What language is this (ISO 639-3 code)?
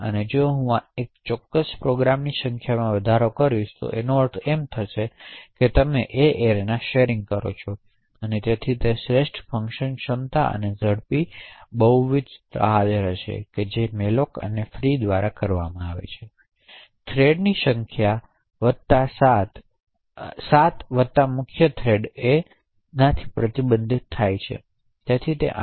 guj